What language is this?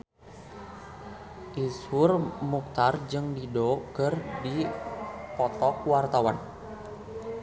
Sundanese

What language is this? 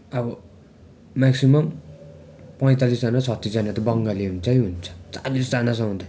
Nepali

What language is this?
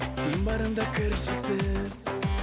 Kazakh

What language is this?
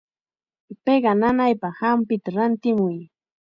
Chiquián Ancash Quechua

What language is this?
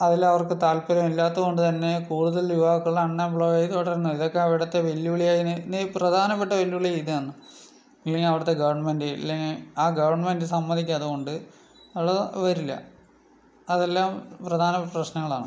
Malayalam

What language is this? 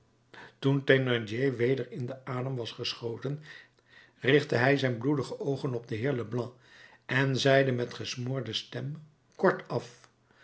Dutch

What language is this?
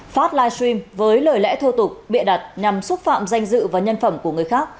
Vietnamese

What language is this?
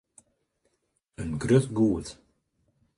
Western Frisian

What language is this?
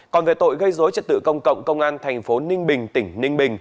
Vietnamese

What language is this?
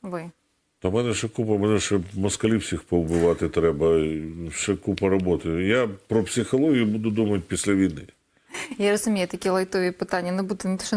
Ukrainian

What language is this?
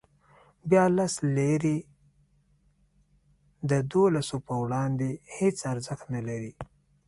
Pashto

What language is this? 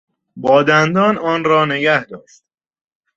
Persian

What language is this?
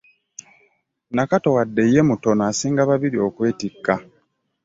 Ganda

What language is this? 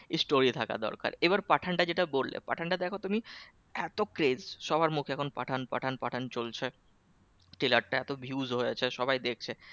Bangla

